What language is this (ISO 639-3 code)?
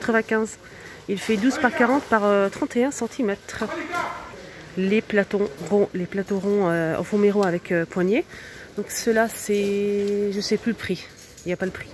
fra